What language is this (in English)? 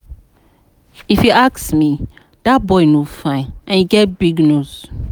Nigerian Pidgin